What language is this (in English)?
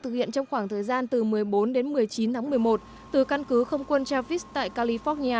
Vietnamese